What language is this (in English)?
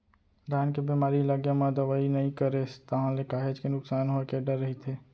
Chhattisgarhi